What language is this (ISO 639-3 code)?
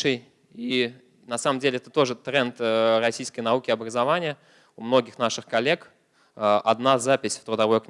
rus